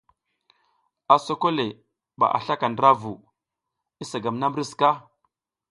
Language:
South Giziga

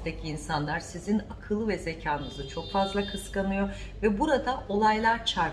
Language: Turkish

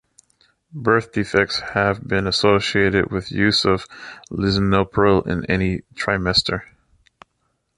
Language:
English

